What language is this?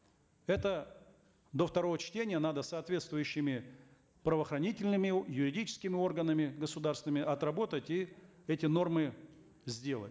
Kazakh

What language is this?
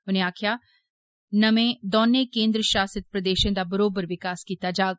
Dogri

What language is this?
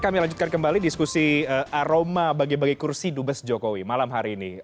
Indonesian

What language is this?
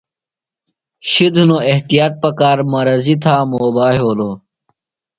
Phalura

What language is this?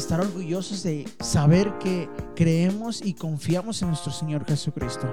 Spanish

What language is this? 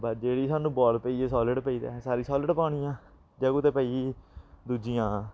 Dogri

